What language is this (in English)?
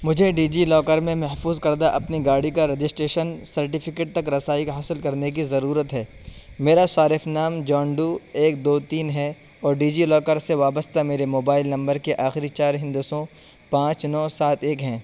Urdu